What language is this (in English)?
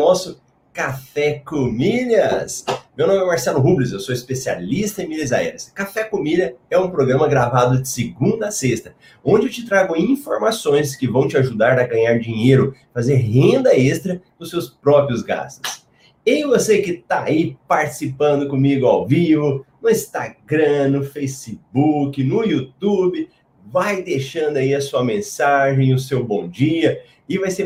Portuguese